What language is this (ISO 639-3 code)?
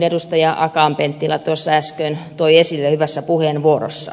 fin